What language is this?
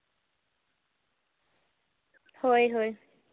Santali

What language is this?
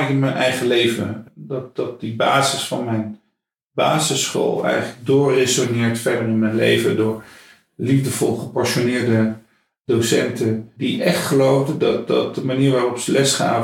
Dutch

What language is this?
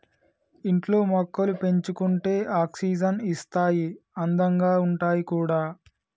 Telugu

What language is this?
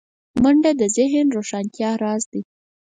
Pashto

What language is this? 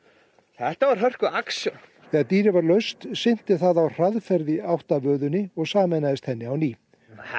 Icelandic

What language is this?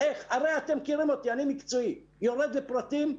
Hebrew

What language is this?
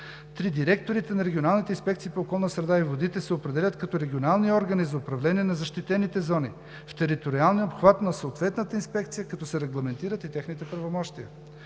Bulgarian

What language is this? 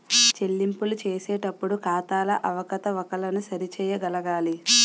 Telugu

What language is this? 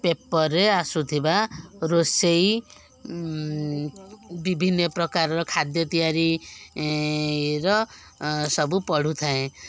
Odia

